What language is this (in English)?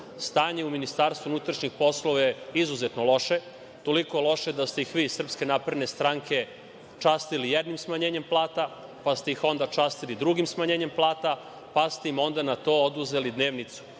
Serbian